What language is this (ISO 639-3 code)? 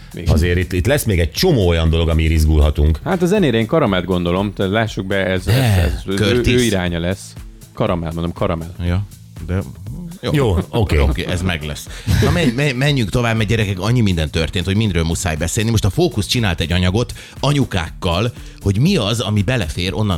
hun